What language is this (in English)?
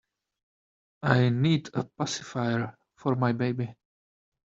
English